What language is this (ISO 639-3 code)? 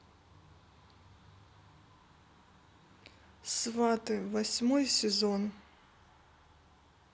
rus